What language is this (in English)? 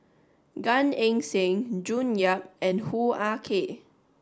English